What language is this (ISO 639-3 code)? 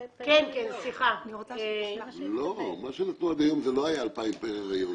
heb